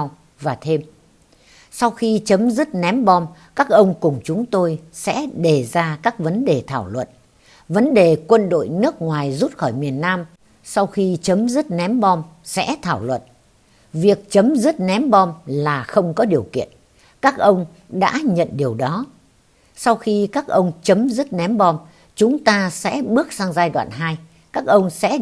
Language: Vietnamese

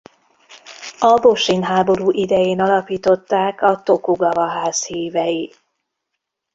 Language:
Hungarian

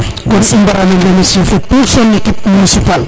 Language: Serer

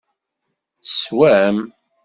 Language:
Kabyle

